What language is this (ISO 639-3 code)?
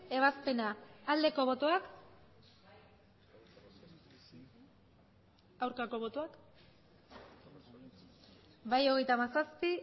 eus